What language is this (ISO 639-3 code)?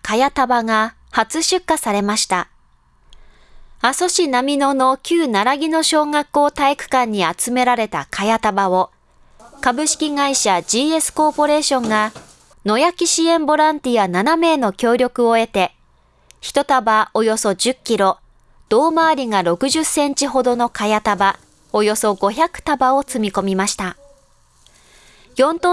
jpn